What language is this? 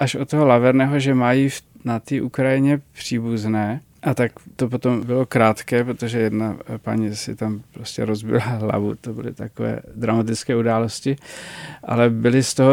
Czech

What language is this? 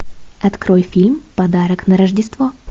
Russian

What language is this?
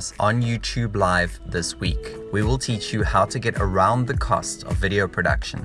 English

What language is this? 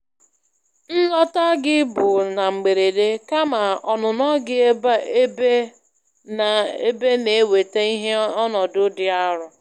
Igbo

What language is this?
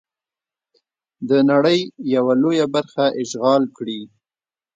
Pashto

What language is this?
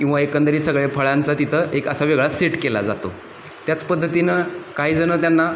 Marathi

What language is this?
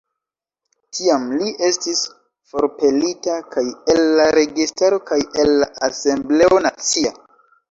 Esperanto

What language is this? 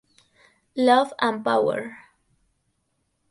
Spanish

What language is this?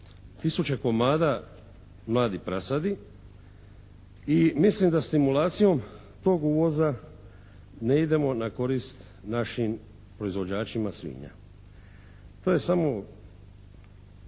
Croatian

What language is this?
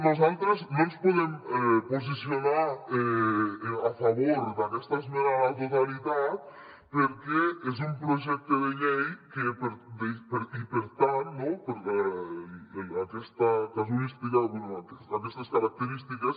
Catalan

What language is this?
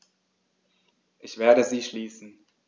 German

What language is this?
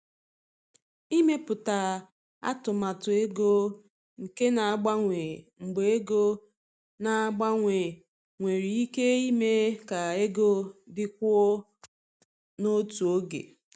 Igbo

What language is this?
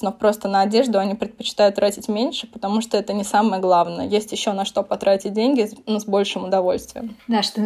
Russian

